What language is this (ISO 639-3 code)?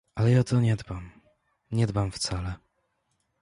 pol